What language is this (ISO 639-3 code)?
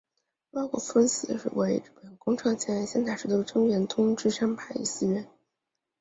zho